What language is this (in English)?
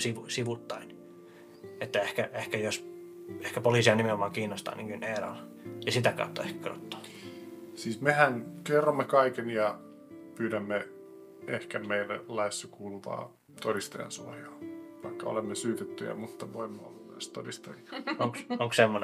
Finnish